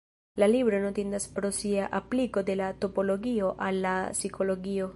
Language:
Esperanto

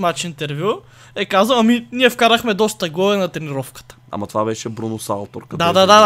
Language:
Bulgarian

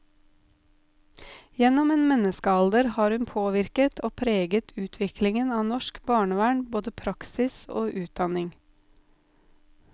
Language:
Norwegian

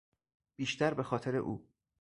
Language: Persian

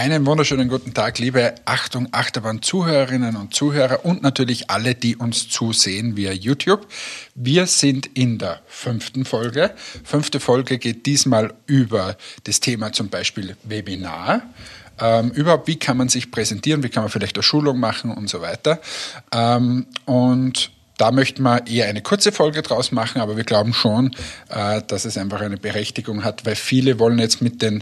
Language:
German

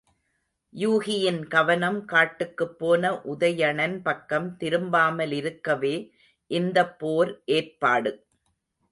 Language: Tamil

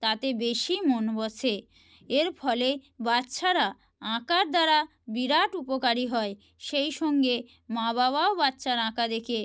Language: Bangla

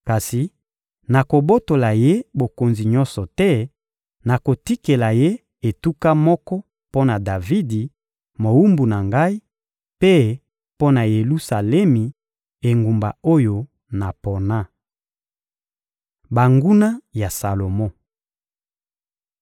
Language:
Lingala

